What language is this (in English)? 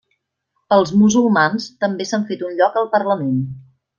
Catalan